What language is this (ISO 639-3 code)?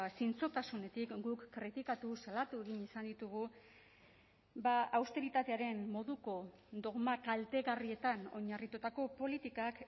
eus